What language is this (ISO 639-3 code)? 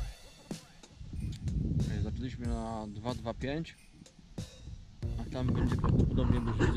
pol